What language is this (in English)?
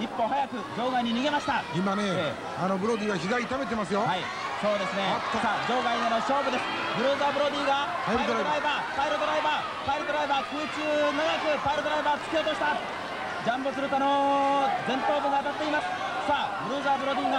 Japanese